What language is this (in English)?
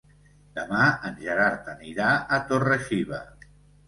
Catalan